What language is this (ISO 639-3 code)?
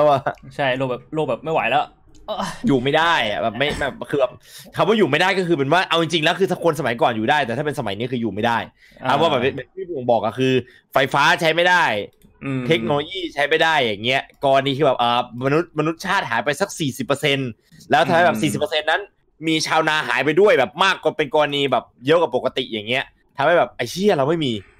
tha